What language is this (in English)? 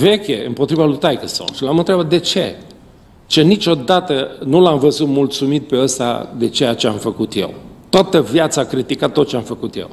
Romanian